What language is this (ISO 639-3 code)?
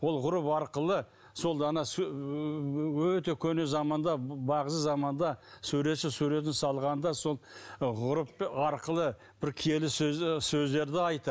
kaz